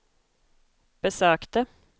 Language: Swedish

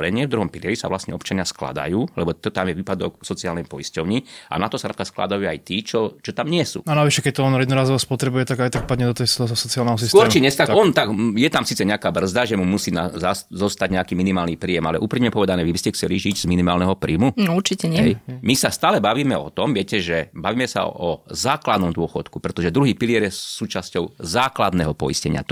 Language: Slovak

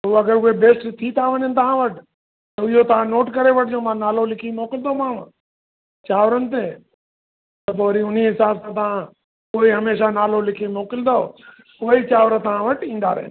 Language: Sindhi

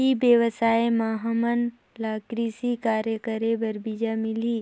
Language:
Chhattisgarhi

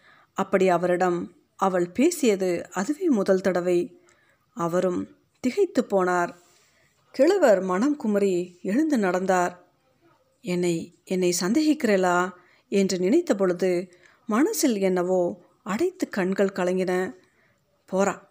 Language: Tamil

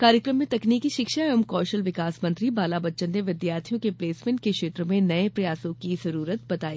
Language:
Hindi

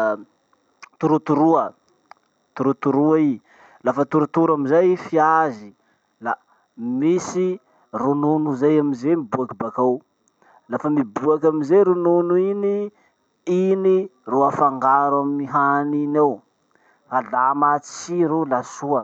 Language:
Masikoro Malagasy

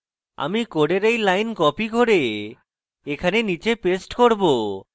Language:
Bangla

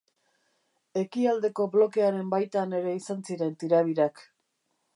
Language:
Basque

